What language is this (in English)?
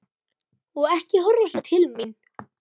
Icelandic